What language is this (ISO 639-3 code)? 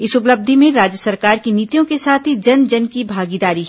hin